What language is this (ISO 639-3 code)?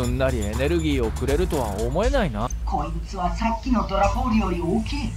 jpn